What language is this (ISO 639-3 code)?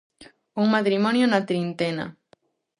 glg